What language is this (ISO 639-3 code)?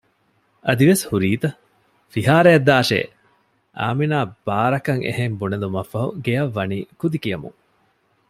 div